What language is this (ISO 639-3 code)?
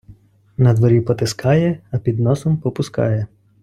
ukr